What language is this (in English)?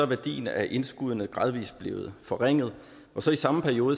Danish